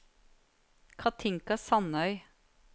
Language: Norwegian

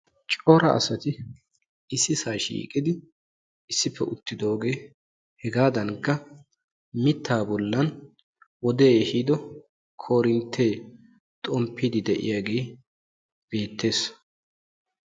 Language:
Wolaytta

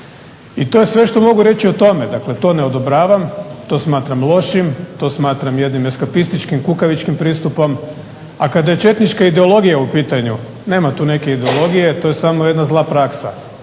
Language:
Croatian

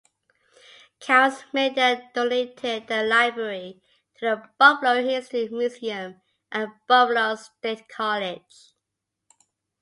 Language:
English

